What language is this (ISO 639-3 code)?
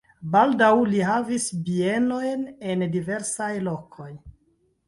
epo